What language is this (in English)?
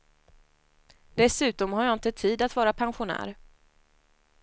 Swedish